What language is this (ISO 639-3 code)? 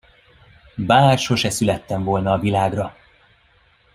hun